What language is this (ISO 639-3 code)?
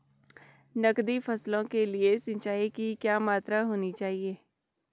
hin